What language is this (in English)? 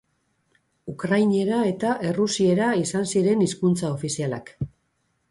Basque